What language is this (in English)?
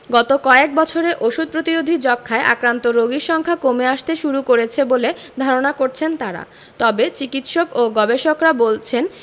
Bangla